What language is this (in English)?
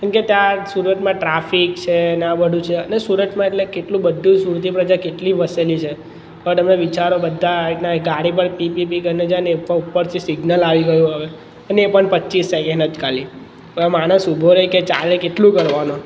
Gujarati